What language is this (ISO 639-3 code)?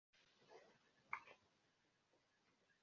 epo